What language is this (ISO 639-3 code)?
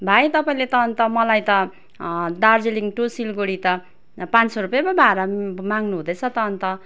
nep